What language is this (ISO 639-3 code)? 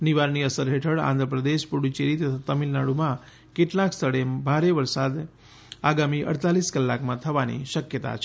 guj